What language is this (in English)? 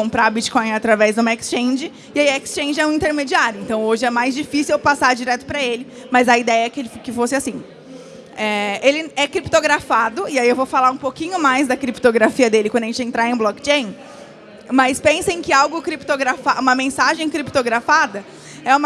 Portuguese